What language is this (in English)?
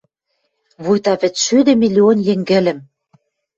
Western Mari